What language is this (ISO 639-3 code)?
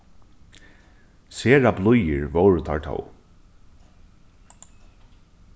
fao